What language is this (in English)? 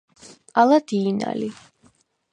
Svan